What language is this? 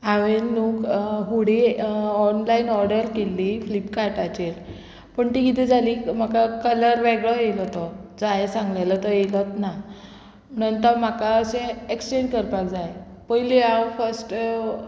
Konkani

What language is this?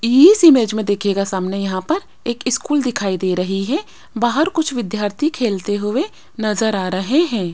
Hindi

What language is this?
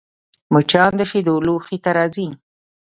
Pashto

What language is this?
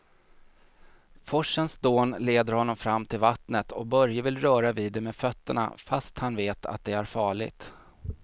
Swedish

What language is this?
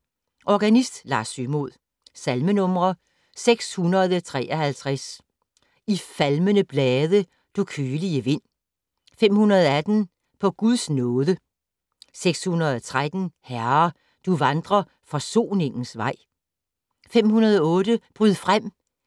Danish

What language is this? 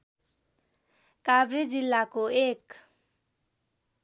Nepali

